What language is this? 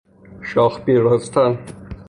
Persian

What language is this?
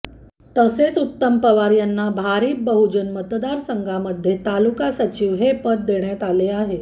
Marathi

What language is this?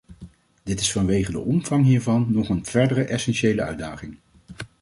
Dutch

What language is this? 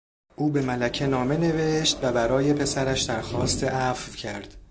Persian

